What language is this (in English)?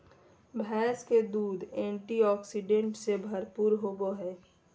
Magahi